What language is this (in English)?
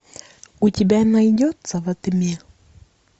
Russian